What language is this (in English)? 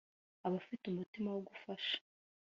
Kinyarwanda